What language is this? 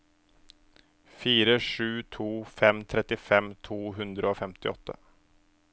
Norwegian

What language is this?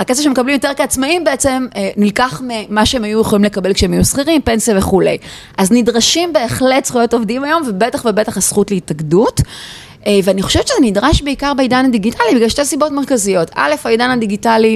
Hebrew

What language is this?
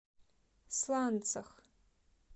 Russian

